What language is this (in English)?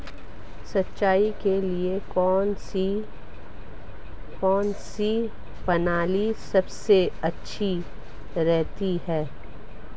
Hindi